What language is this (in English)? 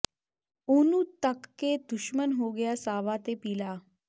Punjabi